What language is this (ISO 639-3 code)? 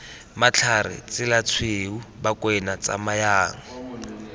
tsn